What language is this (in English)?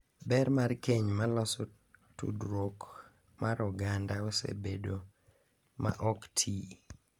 Luo (Kenya and Tanzania)